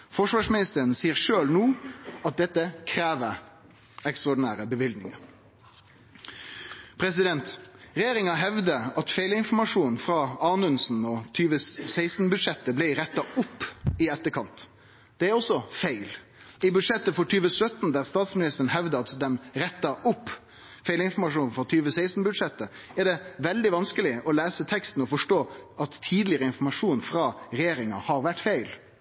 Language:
Norwegian Nynorsk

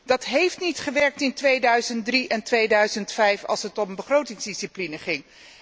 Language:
Dutch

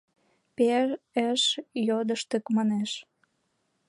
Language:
Mari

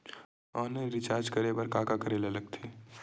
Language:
Chhattisgarhi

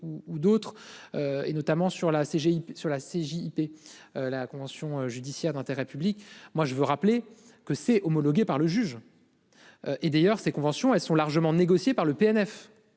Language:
French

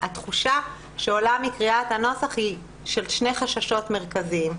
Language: Hebrew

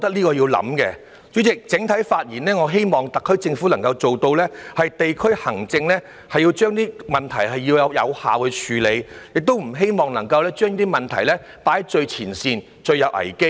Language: Cantonese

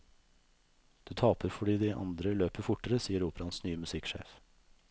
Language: Norwegian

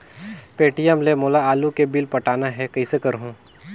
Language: Chhattisgarhi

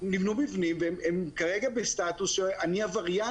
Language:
Hebrew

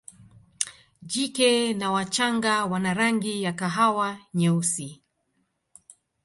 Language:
Swahili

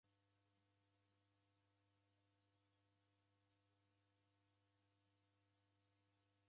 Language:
Taita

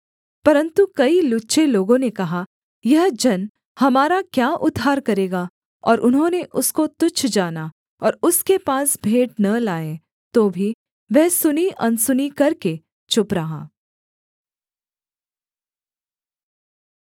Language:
Hindi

